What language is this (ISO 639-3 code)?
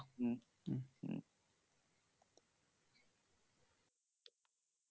ben